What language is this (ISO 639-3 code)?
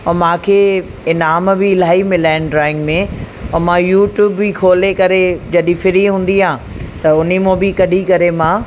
snd